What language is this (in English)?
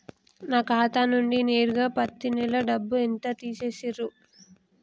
Telugu